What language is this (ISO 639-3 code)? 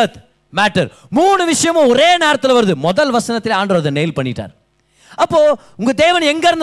tam